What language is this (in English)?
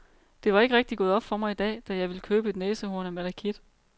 Danish